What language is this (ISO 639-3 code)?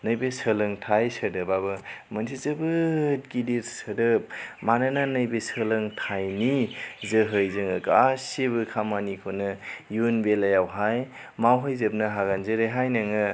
brx